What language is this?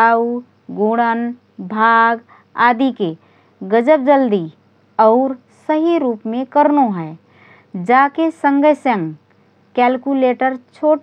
Rana Tharu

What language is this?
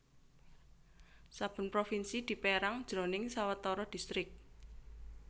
Javanese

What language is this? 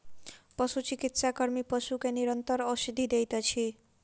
Maithili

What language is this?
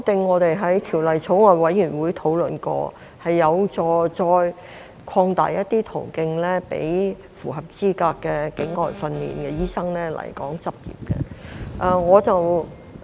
Cantonese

